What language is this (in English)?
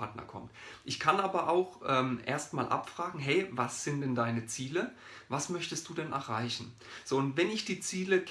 German